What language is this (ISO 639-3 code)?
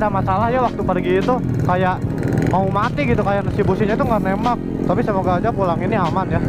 ind